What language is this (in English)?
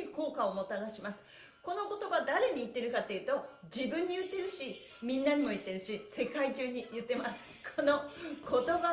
Japanese